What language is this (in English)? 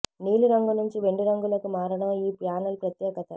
Telugu